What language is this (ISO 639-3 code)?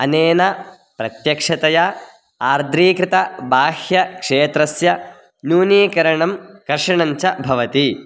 san